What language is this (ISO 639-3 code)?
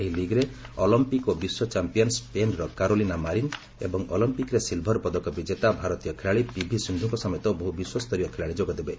ori